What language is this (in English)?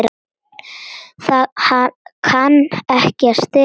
Icelandic